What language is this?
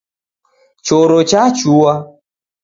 Taita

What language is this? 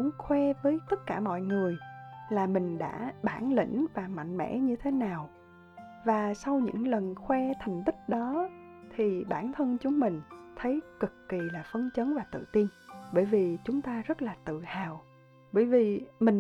Vietnamese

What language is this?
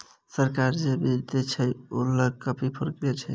Maithili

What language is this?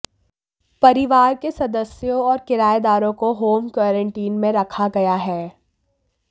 Hindi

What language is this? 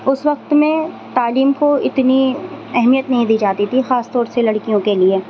Urdu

